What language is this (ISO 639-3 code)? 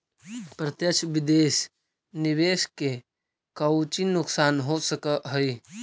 mag